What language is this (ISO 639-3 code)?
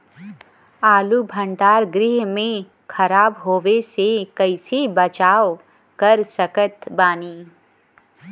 bho